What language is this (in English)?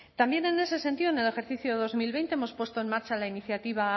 Spanish